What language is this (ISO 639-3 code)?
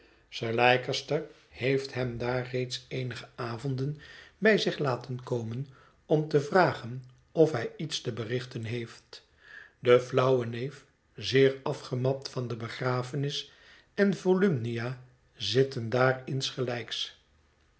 nld